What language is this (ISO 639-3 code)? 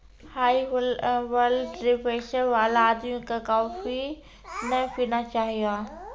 mai